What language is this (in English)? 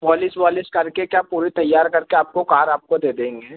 Hindi